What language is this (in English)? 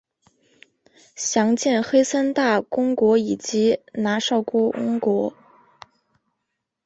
Chinese